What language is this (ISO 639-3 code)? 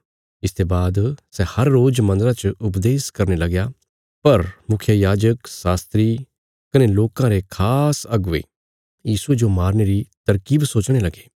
kfs